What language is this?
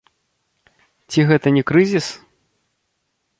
Belarusian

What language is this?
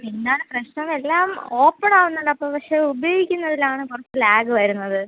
Malayalam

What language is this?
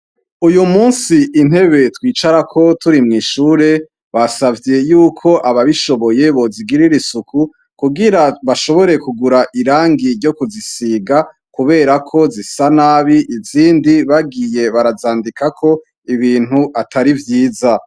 Rundi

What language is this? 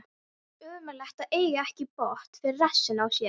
Icelandic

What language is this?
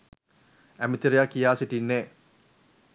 Sinhala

